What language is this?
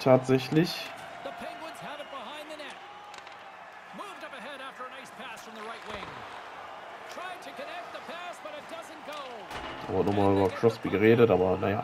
German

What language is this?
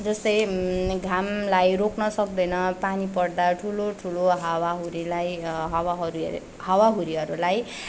Nepali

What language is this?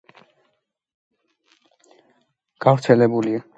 Georgian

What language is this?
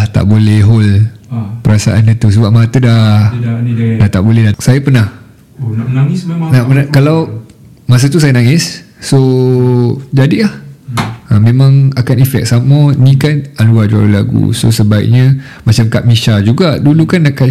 Malay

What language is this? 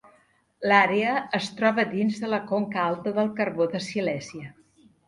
Catalan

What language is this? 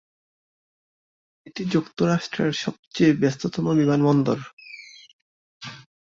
Bangla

